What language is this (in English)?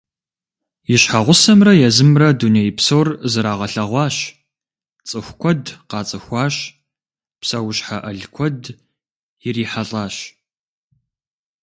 Kabardian